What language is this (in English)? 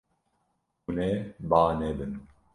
Kurdish